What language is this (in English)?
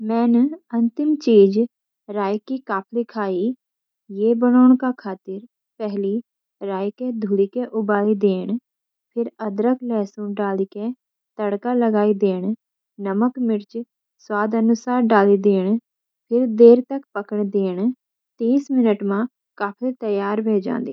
Garhwali